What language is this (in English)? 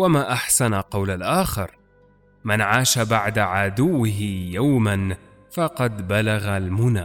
Arabic